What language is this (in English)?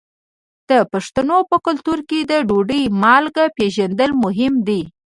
Pashto